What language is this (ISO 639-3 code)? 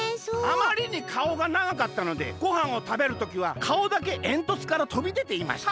jpn